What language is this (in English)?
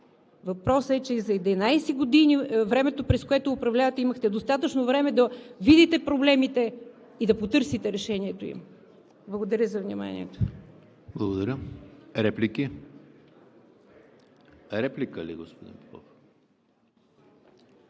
Bulgarian